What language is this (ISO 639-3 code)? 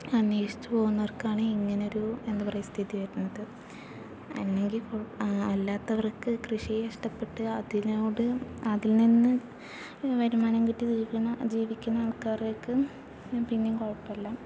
mal